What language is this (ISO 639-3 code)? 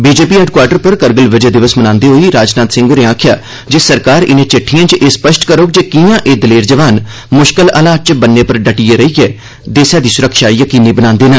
doi